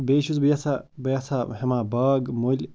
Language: Kashmiri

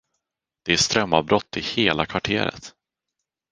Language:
Swedish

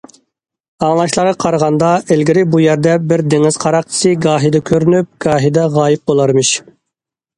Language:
Uyghur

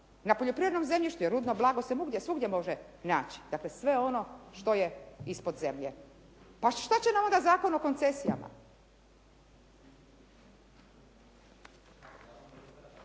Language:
Croatian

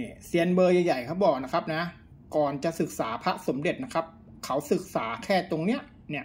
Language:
Thai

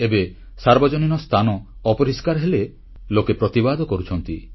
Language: Odia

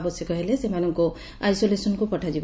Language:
Odia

